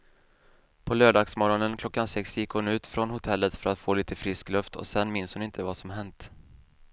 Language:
Swedish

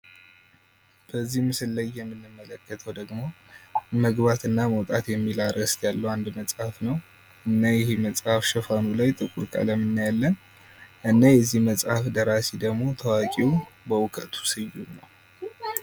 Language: Amharic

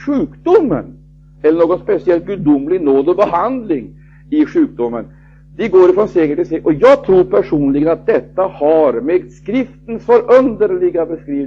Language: Swedish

